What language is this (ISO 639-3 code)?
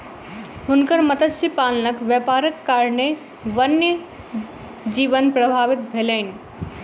mai